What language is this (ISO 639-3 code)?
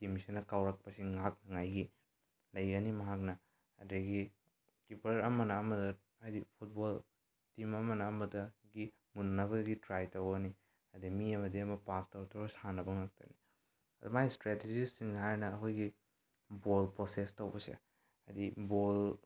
mni